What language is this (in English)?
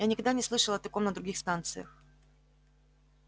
Russian